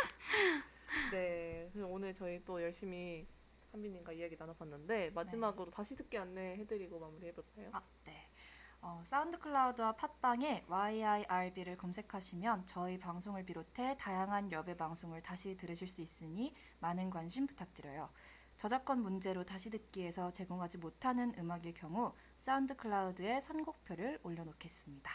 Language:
Korean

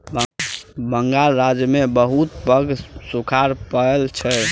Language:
Maithili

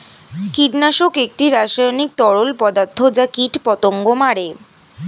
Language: Bangla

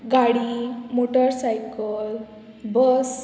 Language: Konkani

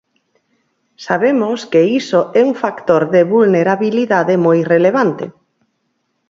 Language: Galician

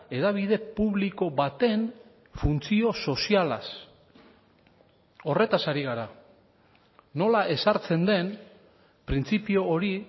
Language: Basque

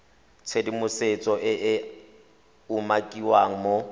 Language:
Tswana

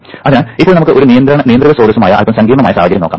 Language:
Malayalam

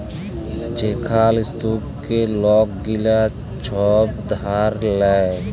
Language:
Bangla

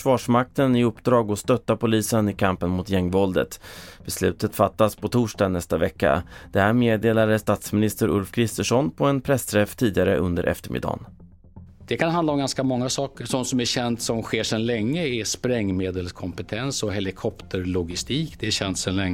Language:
Swedish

